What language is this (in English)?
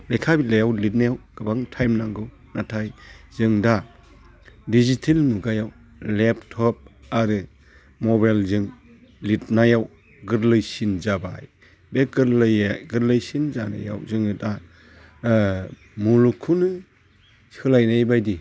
Bodo